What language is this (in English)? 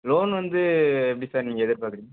Tamil